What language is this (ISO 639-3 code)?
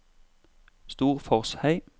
nor